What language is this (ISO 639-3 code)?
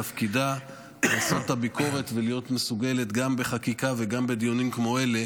heb